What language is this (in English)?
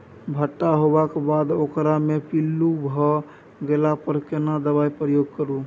Maithili